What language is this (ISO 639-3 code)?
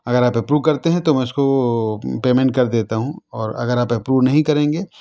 urd